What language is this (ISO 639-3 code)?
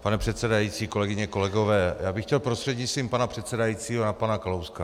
ces